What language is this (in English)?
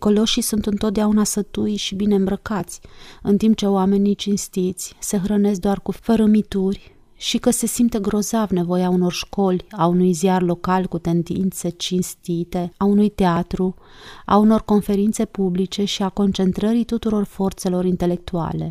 Romanian